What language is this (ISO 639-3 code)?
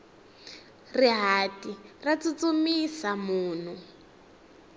tso